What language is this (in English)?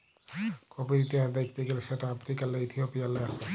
Bangla